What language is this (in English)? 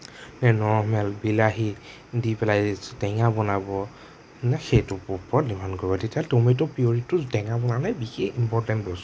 Assamese